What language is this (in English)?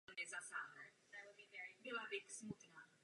Czech